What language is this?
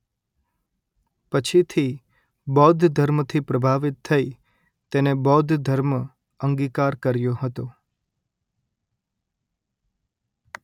Gujarati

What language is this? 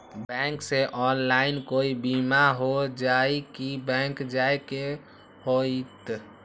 Magahi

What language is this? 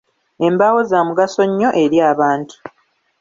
Ganda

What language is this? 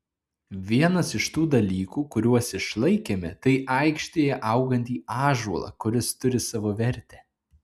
Lithuanian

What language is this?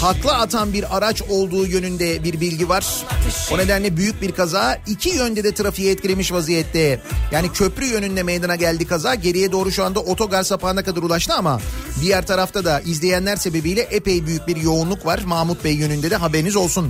Turkish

